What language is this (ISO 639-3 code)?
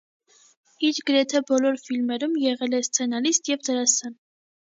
hye